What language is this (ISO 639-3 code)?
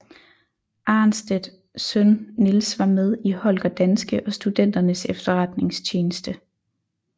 dan